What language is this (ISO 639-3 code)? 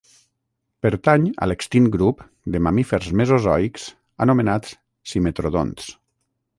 cat